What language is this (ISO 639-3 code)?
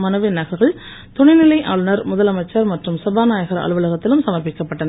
tam